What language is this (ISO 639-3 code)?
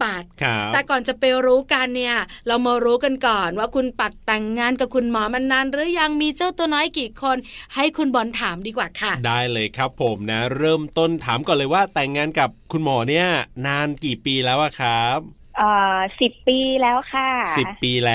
tha